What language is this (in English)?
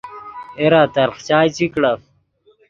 Yidgha